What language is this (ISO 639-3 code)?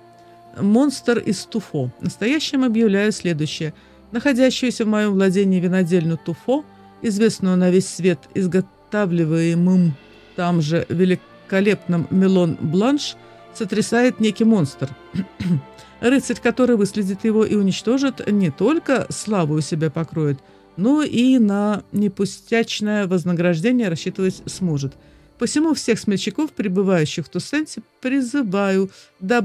rus